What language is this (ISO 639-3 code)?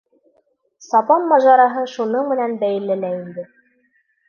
bak